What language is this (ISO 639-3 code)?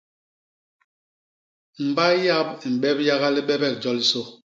bas